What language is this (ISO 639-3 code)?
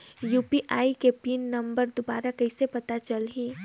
hne